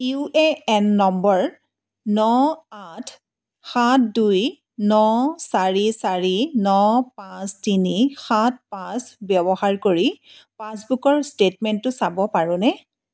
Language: Assamese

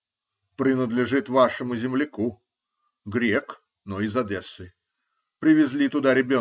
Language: Russian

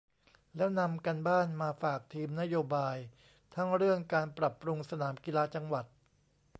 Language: Thai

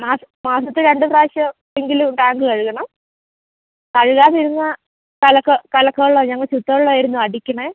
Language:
Malayalam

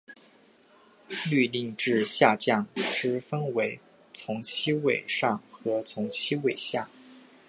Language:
Chinese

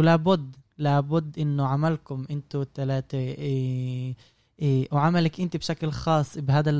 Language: Arabic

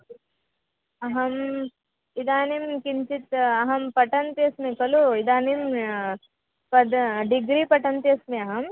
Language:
Sanskrit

